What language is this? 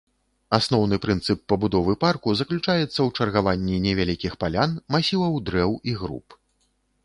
Belarusian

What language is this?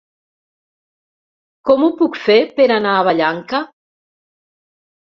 Catalan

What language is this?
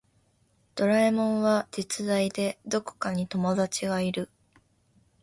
Japanese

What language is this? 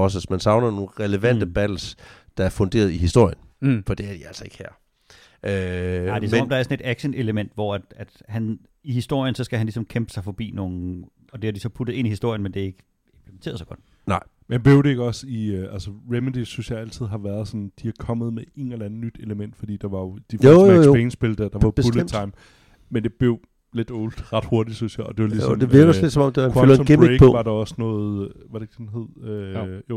Danish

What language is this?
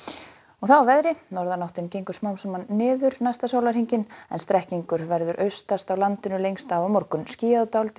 Icelandic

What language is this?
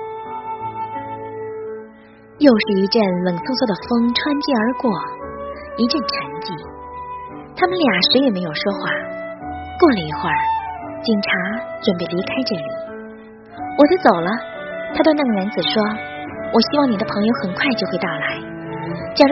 Chinese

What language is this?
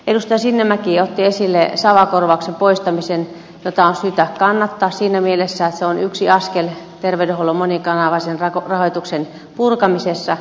Finnish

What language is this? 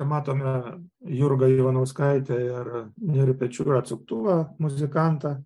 Lithuanian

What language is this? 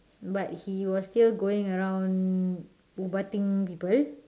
English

